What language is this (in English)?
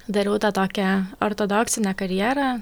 Lithuanian